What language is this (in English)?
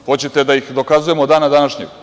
Serbian